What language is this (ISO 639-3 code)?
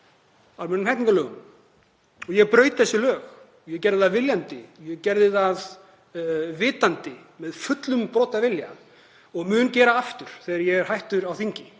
isl